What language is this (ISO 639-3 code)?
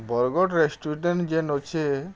ori